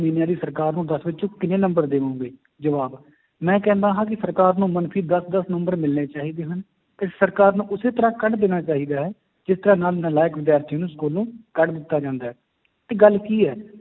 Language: Punjabi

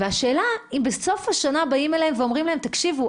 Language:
Hebrew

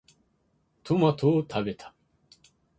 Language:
Japanese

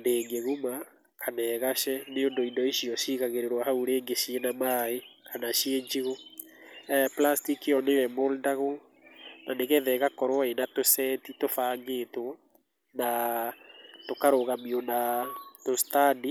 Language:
Kikuyu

